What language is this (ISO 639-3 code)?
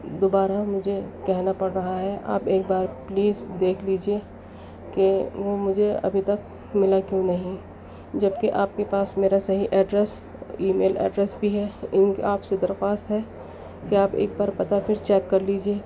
urd